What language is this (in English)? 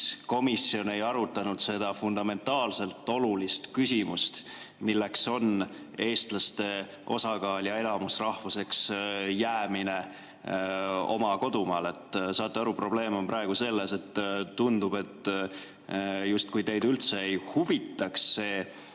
Estonian